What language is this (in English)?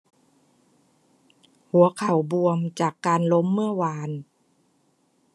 Thai